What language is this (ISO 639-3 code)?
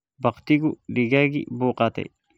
som